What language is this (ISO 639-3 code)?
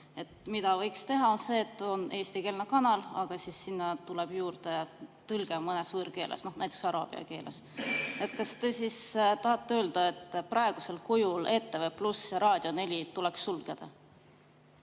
est